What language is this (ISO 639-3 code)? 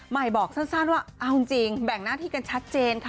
tha